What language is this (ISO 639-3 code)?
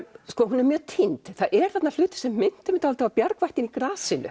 isl